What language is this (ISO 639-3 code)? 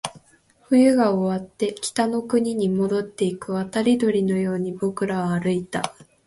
jpn